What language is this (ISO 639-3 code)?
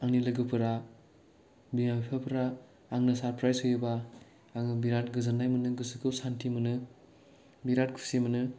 brx